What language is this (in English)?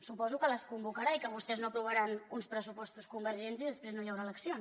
Catalan